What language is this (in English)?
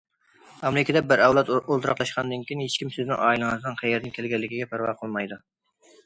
Uyghur